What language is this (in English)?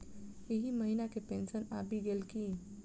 Maithili